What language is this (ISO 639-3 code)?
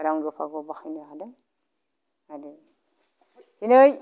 brx